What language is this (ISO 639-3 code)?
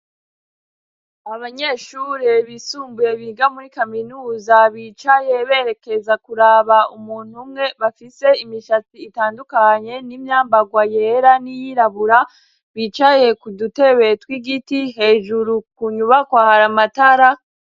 run